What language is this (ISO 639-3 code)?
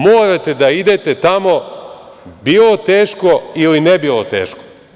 srp